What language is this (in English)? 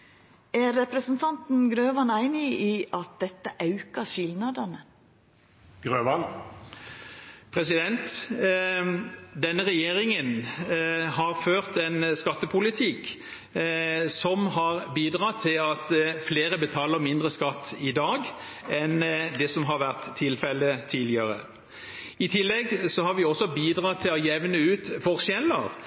Norwegian